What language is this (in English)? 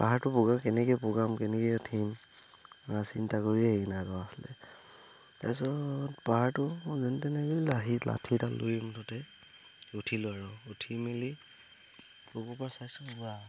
Assamese